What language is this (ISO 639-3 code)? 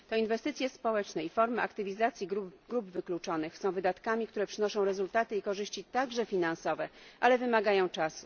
pol